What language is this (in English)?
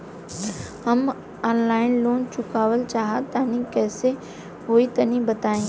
Bhojpuri